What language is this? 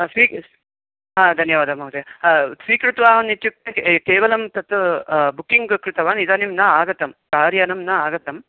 Sanskrit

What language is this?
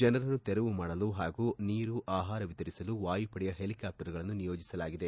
Kannada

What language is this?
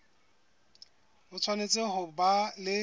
Southern Sotho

